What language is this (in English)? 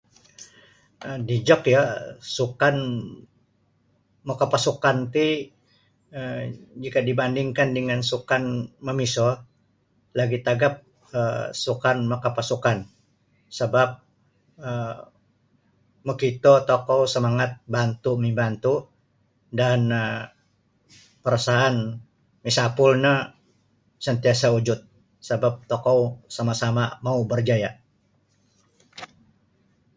Sabah Bisaya